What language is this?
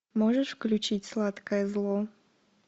Russian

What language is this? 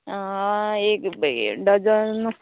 Konkani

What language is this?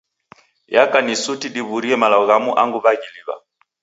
Taita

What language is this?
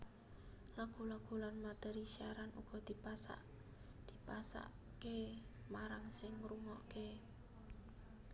Javanese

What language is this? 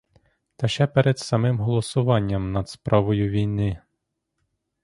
Ukrainian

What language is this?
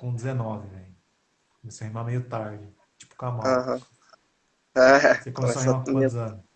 Portuguese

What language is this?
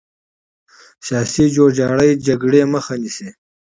Pashto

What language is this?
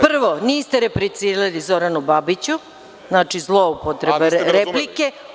Serbian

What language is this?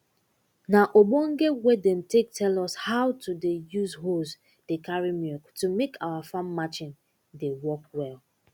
Nigerian Pidgin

